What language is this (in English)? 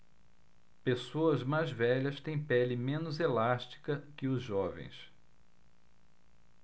Portuguese